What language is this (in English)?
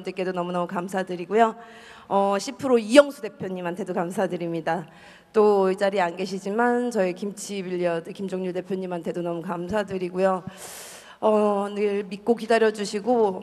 Korean